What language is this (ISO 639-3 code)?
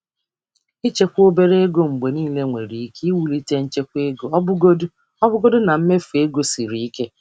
ibo